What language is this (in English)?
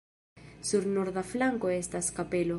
Esperanto